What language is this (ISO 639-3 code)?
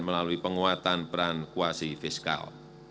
ind